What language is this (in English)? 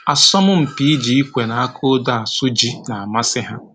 Igbo